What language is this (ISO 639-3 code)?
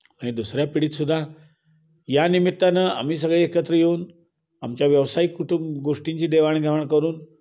mar